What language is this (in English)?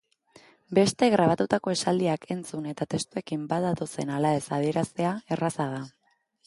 Basque